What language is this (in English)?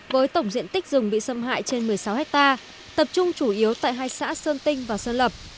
Vietnamese